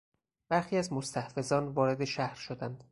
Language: Persian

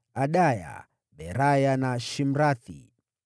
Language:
Swahili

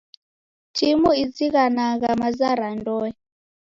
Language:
Taita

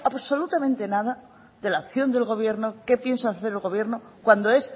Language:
Spanish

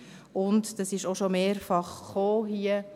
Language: Swiss German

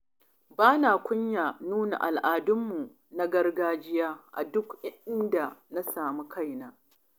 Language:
Hausa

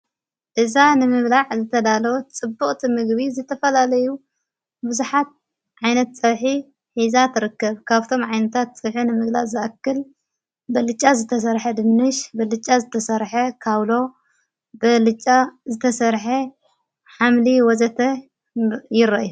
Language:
Tigrinya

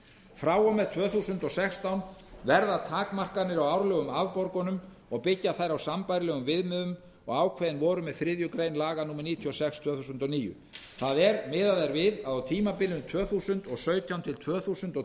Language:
Icelandic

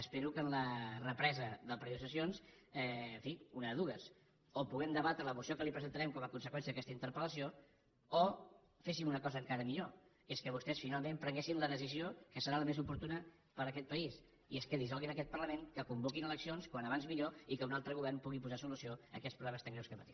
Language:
Catalan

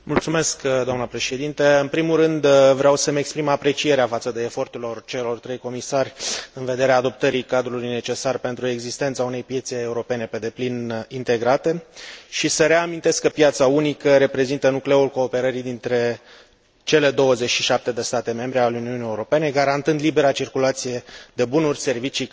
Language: Romanian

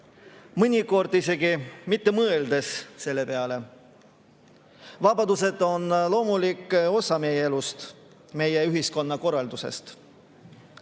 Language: Estonian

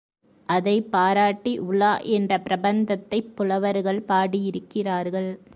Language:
Tamil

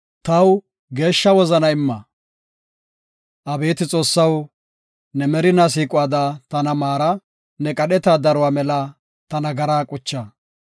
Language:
Gofa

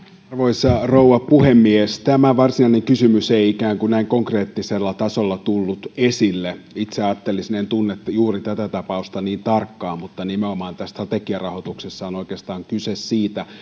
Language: Finnish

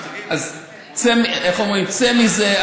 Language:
Hebrew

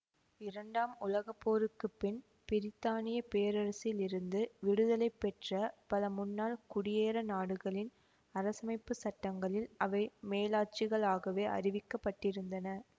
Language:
Tamil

